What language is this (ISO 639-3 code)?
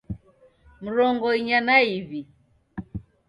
dav